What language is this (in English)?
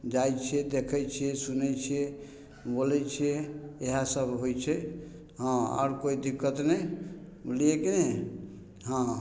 Maithili